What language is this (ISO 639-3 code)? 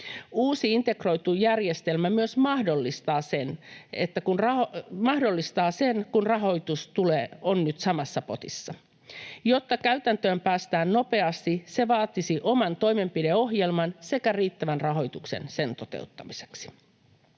fin